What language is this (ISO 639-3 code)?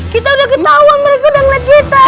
ind